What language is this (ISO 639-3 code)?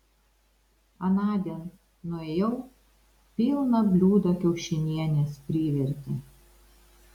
lit